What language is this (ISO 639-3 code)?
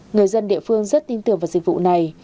vie